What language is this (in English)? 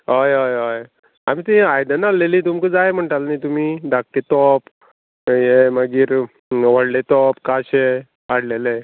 Konkani